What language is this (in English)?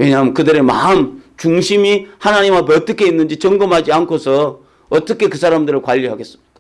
Korean